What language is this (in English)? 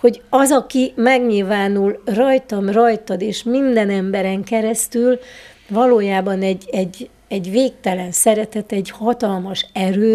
Hungarian